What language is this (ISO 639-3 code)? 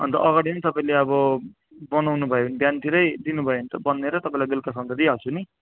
nep